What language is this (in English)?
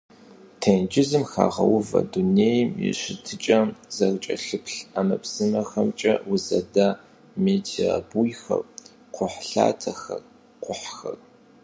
Kabardian